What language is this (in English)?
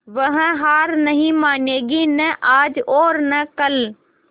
Hindi